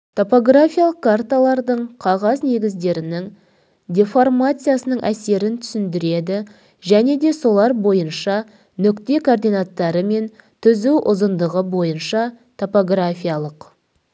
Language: Kazakh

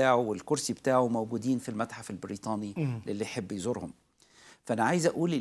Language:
Arabic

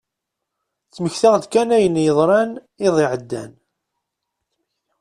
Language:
Kabyle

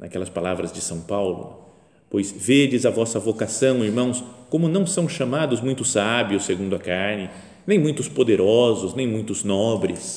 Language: Portuguese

